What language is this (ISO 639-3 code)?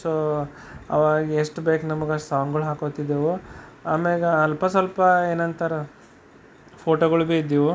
kan